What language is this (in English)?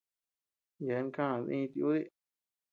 Tepeuxila Cuicatec